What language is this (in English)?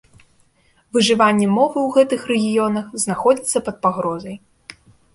Belarusian